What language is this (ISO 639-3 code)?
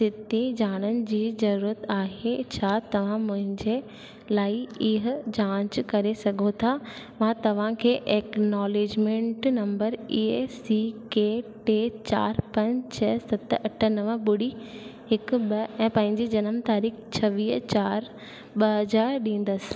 snd